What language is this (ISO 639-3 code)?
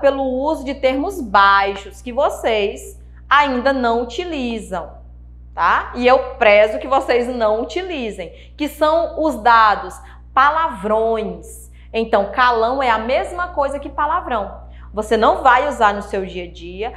por